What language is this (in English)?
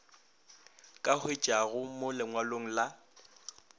Northern Sotho